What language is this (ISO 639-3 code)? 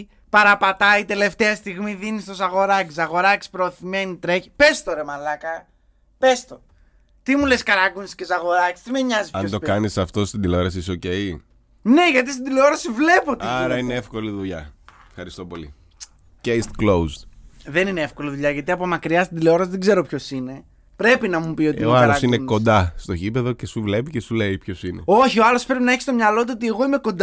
ell